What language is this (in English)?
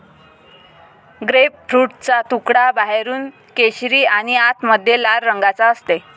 Marathi